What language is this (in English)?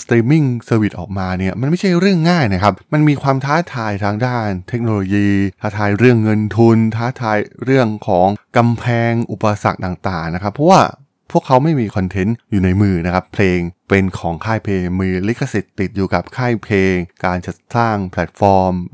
Thai